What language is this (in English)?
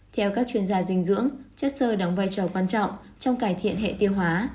Vietnamese